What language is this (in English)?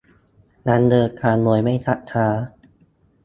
Thai